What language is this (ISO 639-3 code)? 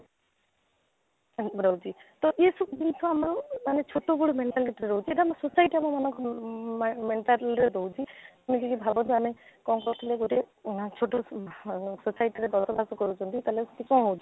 ori